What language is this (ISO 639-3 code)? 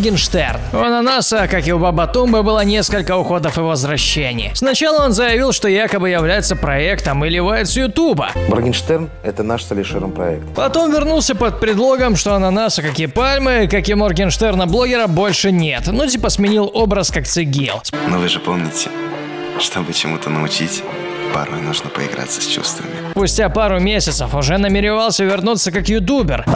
rus